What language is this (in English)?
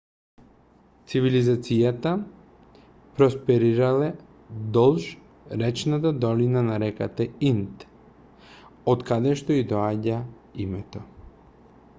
Macedonian